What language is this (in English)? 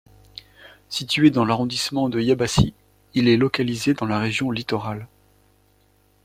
French